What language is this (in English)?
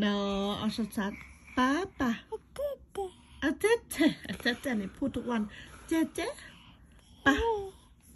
Thai